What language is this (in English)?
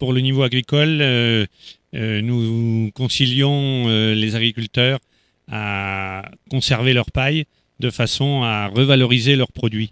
French